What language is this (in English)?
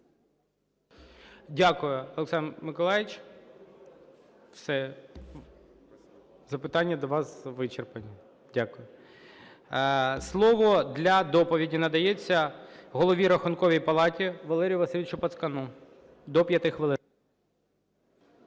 Ukrainian